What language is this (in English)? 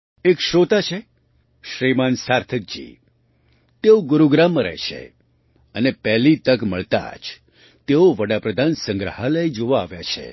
Gujarati